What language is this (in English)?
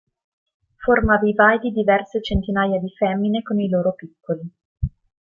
Italian